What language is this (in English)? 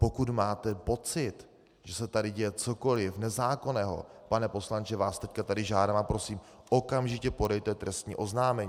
Czech